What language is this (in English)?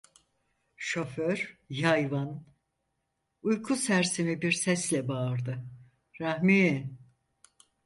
Turkish